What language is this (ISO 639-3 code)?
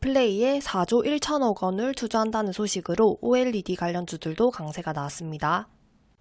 kor